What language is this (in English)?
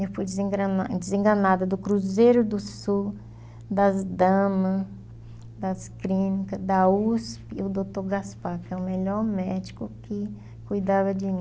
Portuguese